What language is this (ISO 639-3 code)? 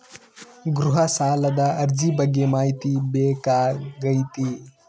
kan